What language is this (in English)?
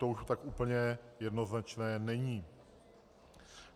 Czech